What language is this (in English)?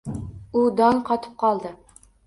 Uzbek